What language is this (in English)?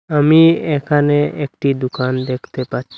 Bangla